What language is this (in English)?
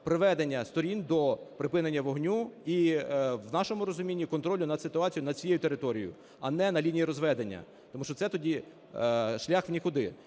Ukrainian